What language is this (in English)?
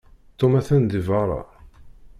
Kabyle